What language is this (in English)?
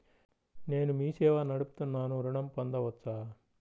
Telugu